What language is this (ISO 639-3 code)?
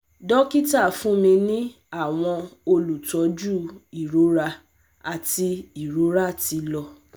yor